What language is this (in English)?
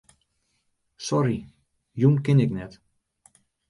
Western Frisian